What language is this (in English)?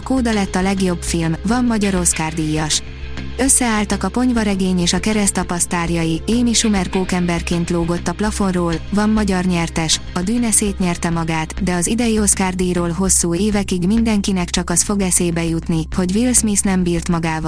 Hungarian